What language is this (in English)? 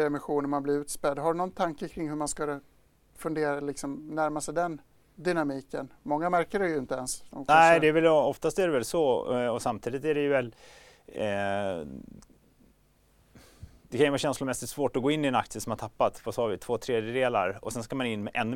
Swedish